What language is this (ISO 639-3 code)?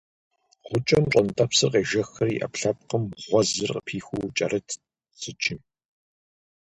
kbd